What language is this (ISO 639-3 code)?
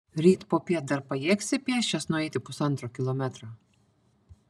lit